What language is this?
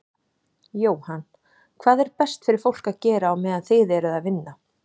Icelandic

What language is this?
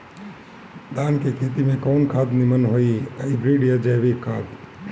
Bhojpuri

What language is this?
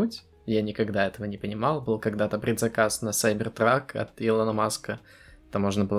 Russian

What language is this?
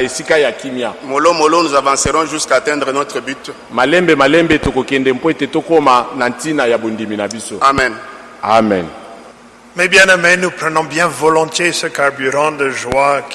French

